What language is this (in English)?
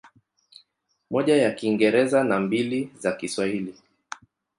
Swahili